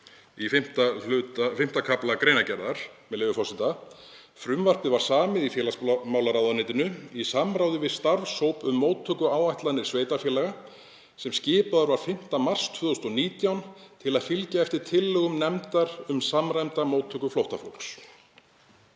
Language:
Icelandic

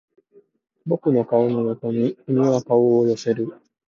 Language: Japanese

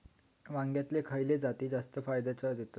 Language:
Marathi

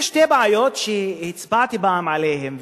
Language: Hebrew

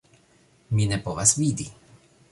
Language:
Esperanto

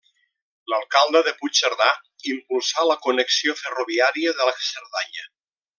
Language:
Catalan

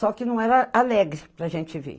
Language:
Portuguese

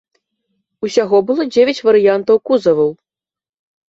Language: Belarusian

